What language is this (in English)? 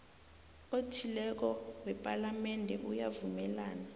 South Ndebele